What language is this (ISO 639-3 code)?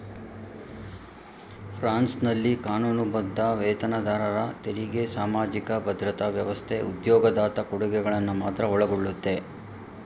kan